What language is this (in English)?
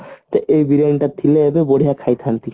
Odia